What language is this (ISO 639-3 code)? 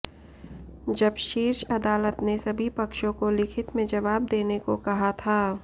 hin